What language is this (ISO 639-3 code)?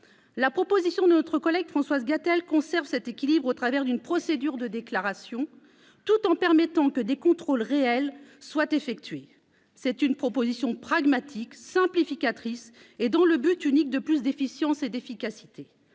fra